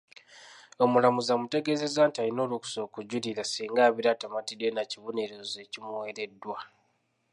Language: Ganda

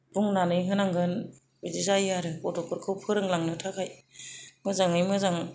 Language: Bodo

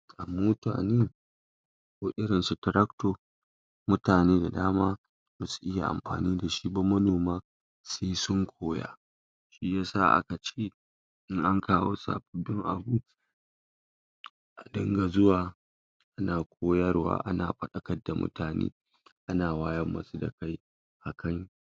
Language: Hausa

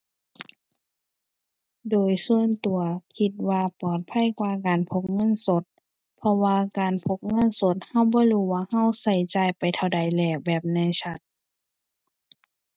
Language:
Thai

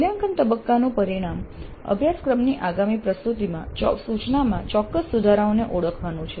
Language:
Gujarati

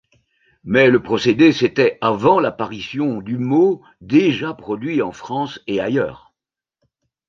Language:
French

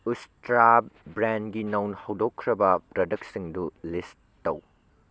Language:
Manipuri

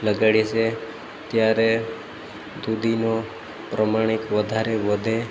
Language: Gujarati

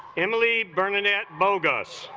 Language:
English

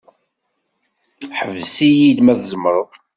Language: Kabyle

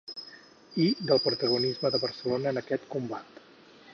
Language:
Catalan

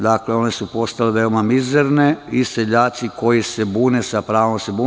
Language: Serbian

